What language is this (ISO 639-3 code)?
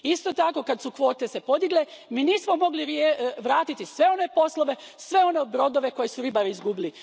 hrv